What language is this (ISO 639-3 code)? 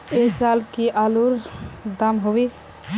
mag